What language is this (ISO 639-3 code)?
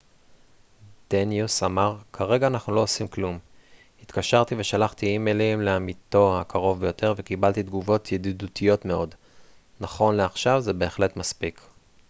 heb